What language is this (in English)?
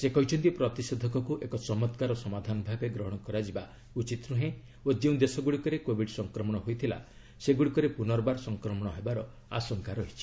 Odia